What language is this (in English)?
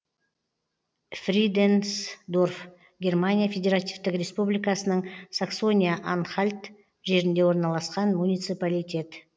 Kazakh